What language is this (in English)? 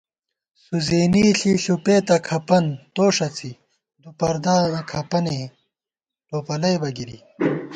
Gawar-Bati